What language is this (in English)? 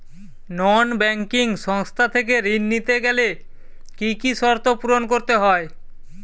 Bangla